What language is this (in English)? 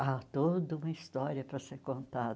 Portuguese